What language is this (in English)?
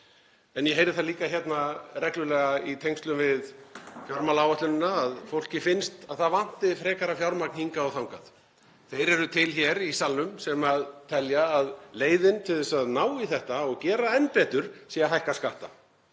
Icelandic